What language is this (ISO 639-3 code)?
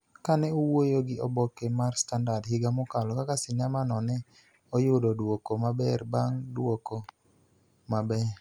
luo